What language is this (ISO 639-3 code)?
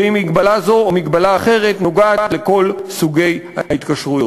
heb